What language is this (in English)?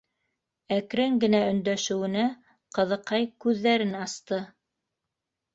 Bashkir